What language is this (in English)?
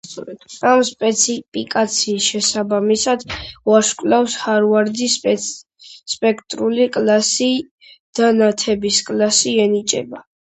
Georgian